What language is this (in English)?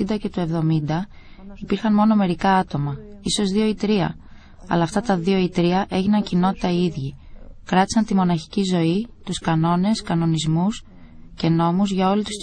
Greek